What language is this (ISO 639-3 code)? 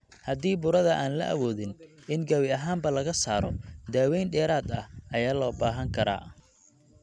som